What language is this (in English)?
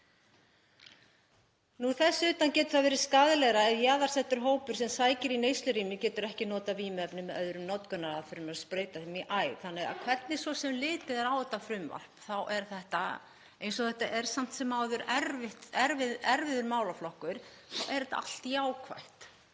Icelandic